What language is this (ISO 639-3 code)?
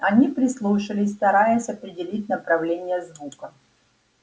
rus